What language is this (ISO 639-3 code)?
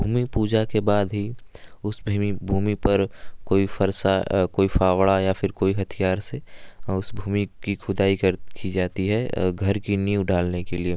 hin